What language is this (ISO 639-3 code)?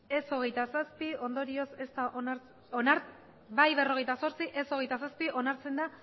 eus